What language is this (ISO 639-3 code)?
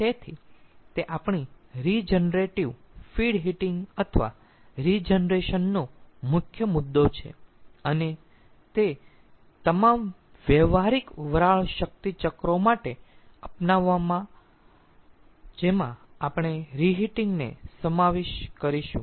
guj